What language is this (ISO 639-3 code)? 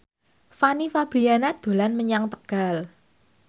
jav